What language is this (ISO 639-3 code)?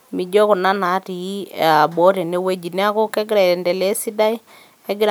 mas